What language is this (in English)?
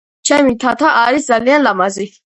Georgian